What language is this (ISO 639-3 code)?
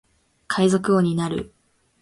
jpn